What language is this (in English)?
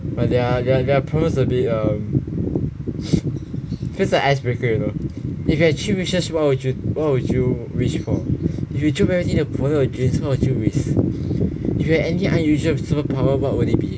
English